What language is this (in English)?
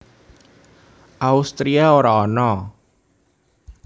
Javanese